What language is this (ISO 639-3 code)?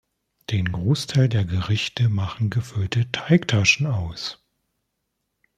deu